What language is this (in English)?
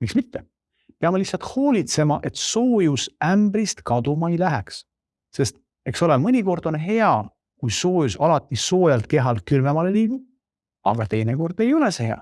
Estonian